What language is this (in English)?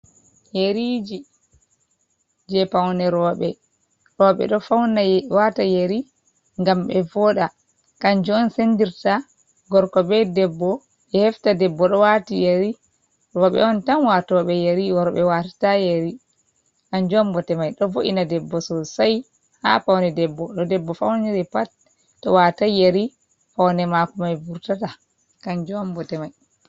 Fula